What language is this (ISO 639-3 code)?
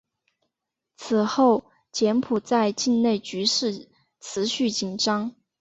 zho